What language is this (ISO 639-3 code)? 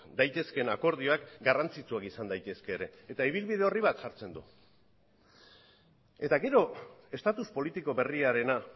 eus